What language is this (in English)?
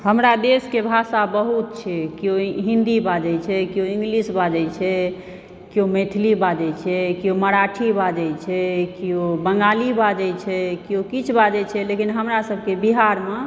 Maithili